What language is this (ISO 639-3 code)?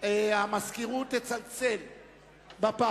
heb